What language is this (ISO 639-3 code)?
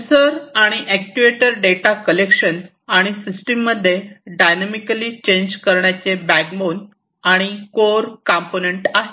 mar